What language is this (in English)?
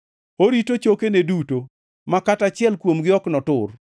Luo (Kenya and Tanzania)